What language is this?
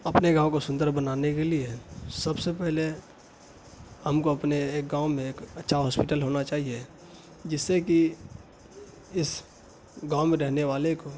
Urdu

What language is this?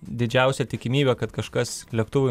Lithuanian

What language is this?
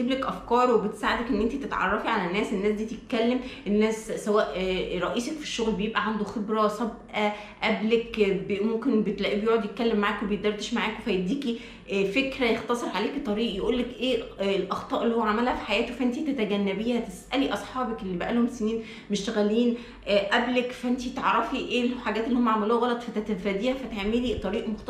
Arabic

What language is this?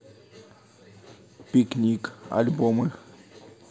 Russian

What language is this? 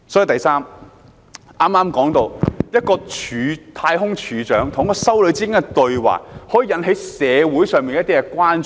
Cantonese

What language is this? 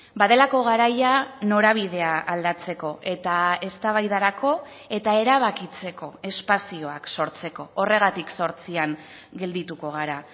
Basque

